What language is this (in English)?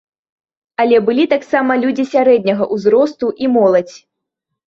Belarusian